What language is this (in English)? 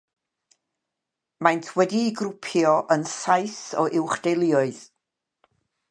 Welsh